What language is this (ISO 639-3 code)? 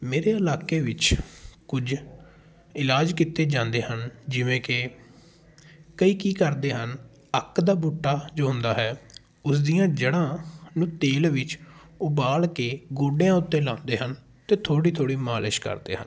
pan